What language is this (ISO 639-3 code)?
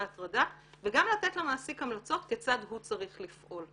heb